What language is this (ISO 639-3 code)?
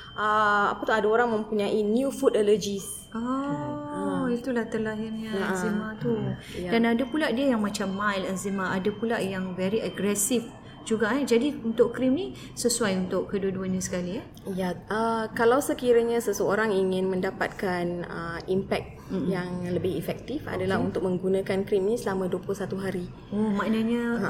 msa